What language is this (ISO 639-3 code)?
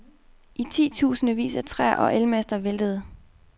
dan